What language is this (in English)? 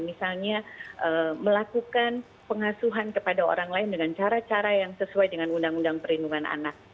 Indonesian